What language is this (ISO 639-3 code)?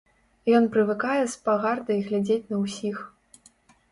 bel